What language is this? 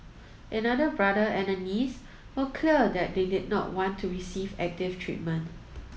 English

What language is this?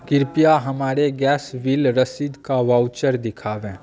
Maithili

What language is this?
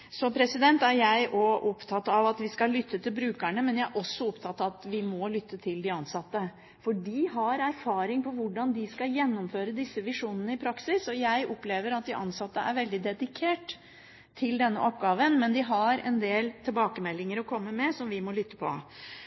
Norwegian Bokmål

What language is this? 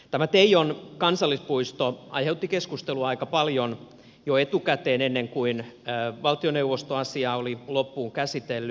Finnish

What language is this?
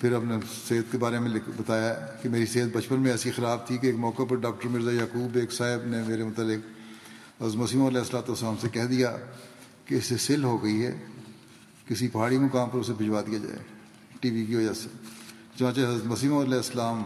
Urdu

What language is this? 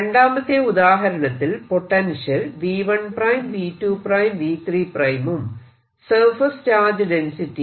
Malayalam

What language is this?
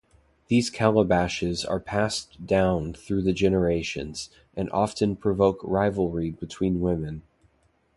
English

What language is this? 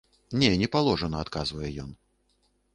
Belarusian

